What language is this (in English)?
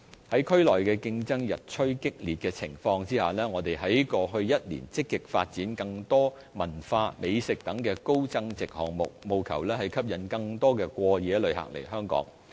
Cantonese